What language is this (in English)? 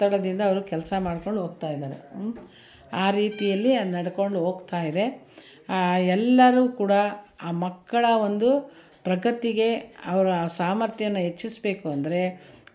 Kannada